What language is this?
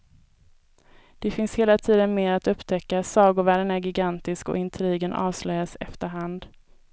Swedish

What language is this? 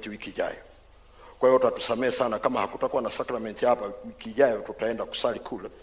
Swahili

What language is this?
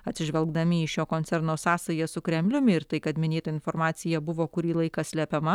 Lithuanian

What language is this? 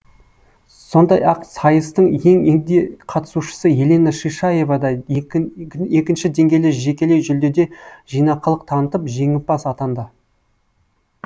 Kazakh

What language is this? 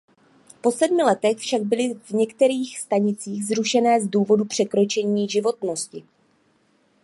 Czech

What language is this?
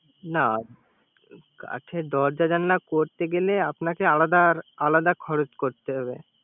Bangla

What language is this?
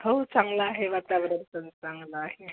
Marathi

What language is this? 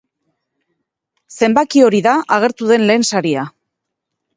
Basque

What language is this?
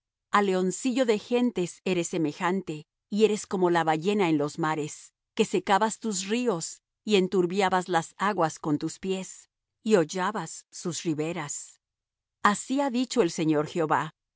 Spanish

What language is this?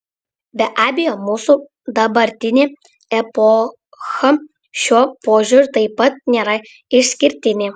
Lithuanian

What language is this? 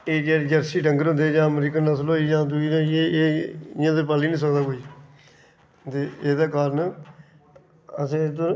Dogri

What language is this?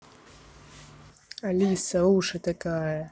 Russian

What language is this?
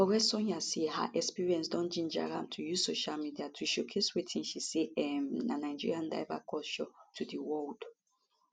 Nigerian Pidgin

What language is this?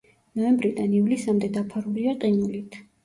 Georgian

